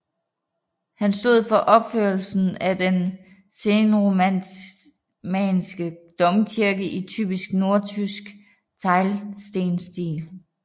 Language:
Danish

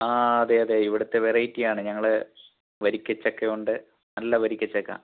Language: Malayalam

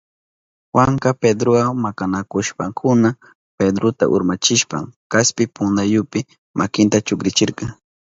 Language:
Southern Pastaza Quechua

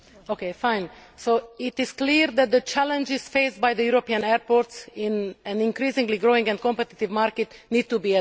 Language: English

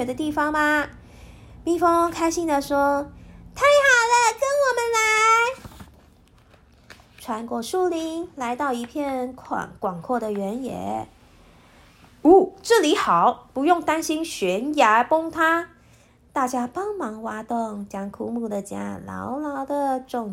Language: Chinese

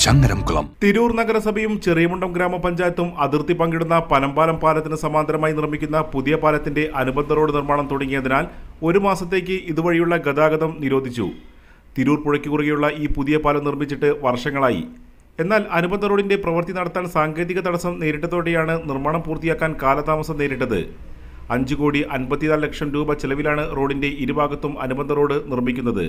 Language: Hindi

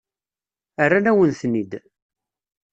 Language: Kabyle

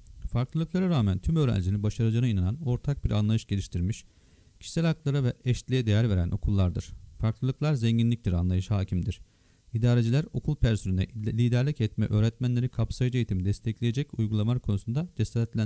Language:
Turkish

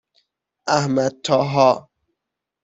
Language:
Persian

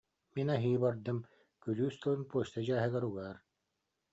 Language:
Yakut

